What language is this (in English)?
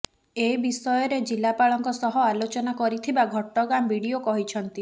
Odia